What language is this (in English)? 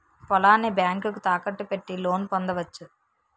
Telugu